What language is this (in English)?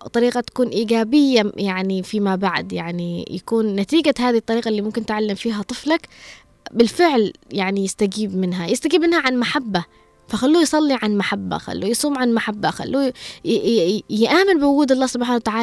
Arabic